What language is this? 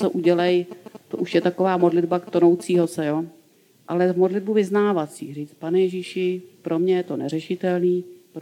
Czech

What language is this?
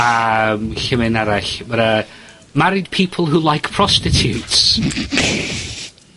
Welsh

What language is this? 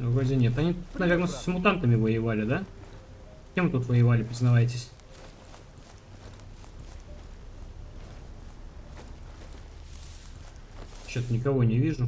Russian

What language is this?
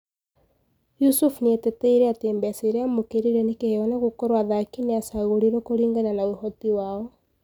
Kikuyu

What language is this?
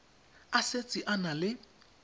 Tswana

